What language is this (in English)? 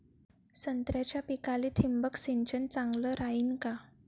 Marathi